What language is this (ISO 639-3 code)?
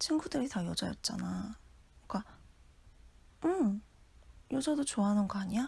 kor